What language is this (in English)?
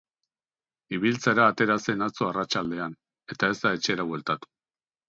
Basque